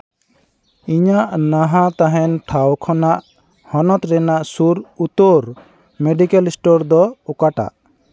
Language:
Santali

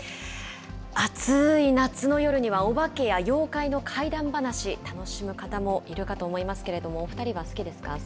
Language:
Japanese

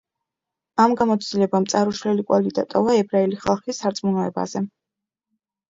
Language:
Georgian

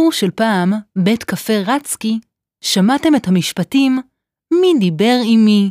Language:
Hebrew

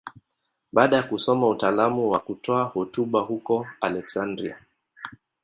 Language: Swahili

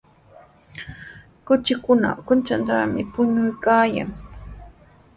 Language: Sihuas Ancash Quechua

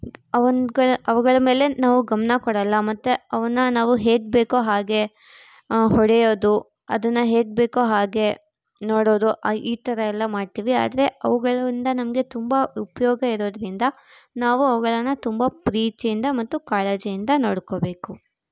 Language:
Kannada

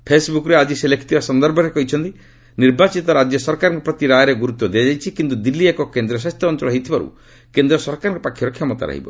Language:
Odia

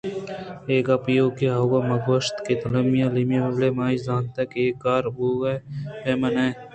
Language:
Eastern Balochi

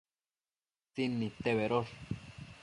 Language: Matsés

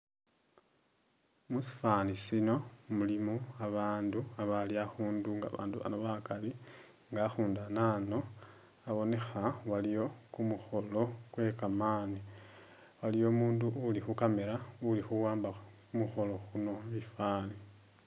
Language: Masaaba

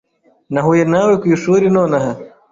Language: Kinyarwanda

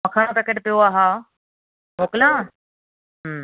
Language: Sindhi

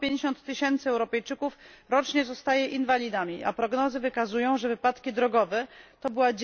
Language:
Polish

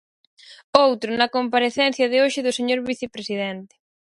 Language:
Galician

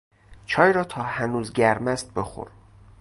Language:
Persian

